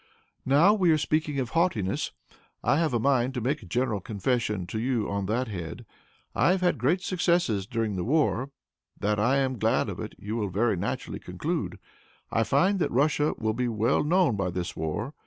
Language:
English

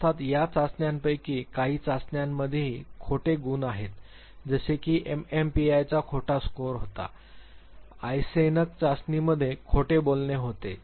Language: Marathi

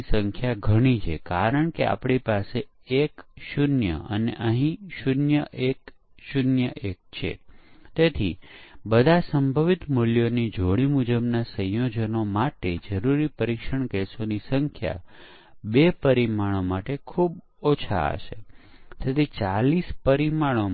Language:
Gujarati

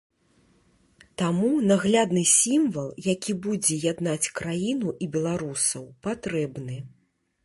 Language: Belarusian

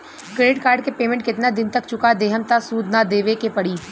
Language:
Bhojpuri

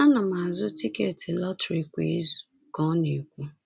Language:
Igbo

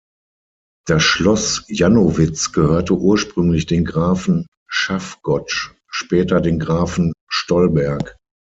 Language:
German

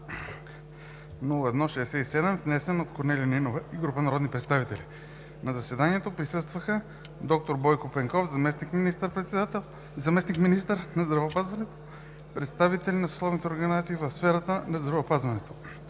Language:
Bulgarian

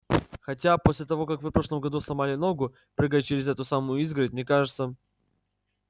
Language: Russian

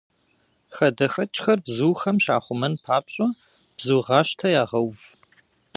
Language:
Kabardian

